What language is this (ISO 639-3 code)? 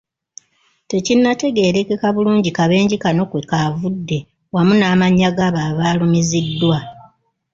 lug